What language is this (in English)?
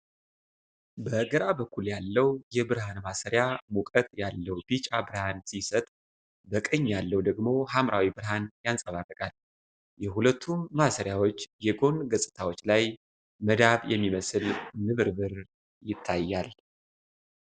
Amharic